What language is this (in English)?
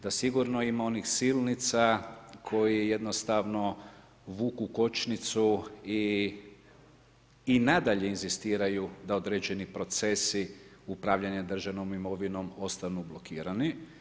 Croatian